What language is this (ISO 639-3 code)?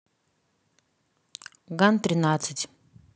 rus